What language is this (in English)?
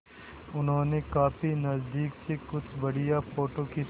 Hindi